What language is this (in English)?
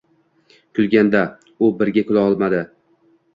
Uzbek